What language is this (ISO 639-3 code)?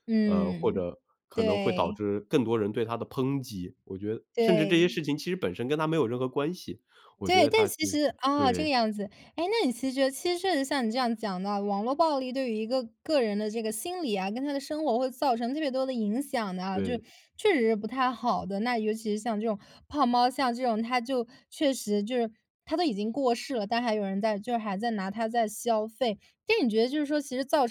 zho